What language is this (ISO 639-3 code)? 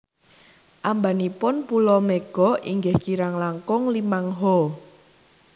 jav